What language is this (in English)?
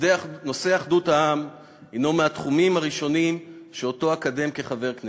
Hebrew